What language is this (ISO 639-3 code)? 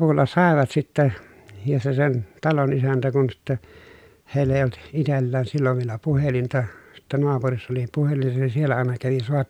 fin